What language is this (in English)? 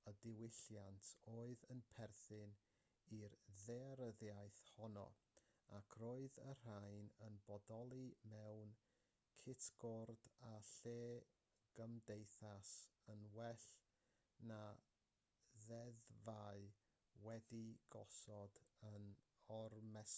Welsh